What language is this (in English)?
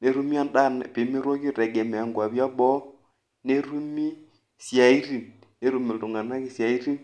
Masai